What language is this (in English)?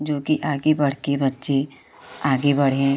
Hindi